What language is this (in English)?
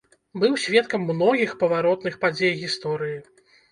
Belarusian